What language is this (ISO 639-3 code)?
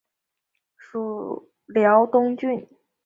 zho